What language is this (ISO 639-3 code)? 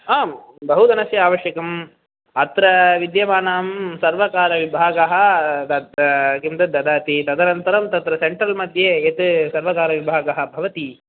san